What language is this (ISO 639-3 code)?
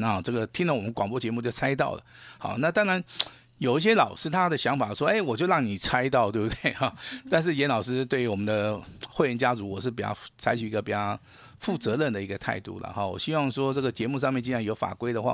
zho